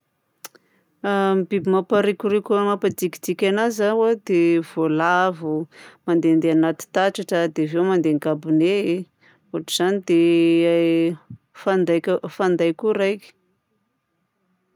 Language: Southern Betsimisaraka Malagasy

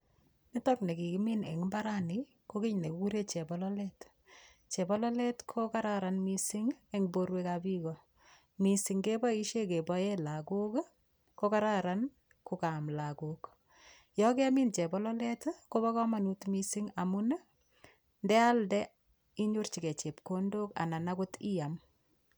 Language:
Kalenjin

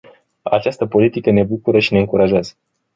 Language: Romanian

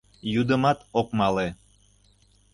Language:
Mari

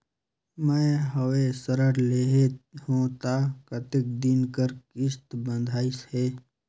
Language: Chhattisgarhi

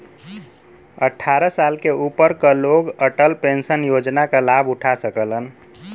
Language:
Bhojpuri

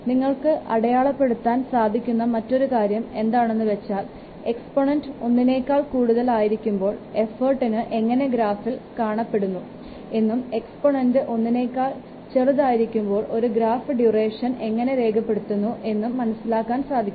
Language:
Malayalam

